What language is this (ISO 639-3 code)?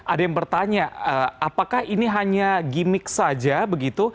ind